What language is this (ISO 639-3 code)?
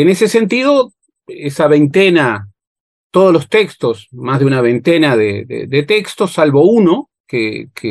spa